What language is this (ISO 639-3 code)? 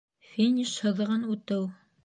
bak